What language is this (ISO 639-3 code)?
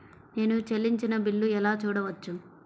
tel